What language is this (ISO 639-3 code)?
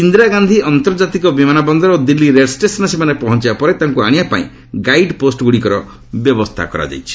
ori